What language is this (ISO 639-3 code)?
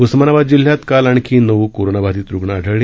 mar